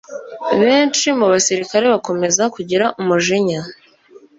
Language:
Kinyarwanda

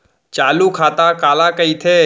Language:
Chhattisgarhi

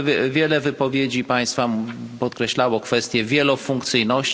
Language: Polish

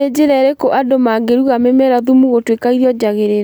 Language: Kikuyu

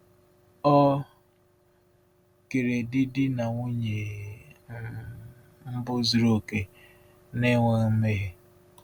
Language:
Igbo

